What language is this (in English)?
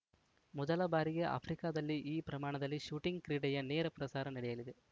Kannada